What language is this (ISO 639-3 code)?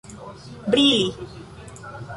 epo